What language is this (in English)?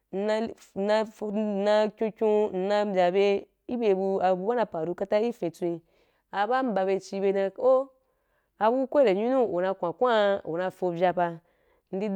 Wapan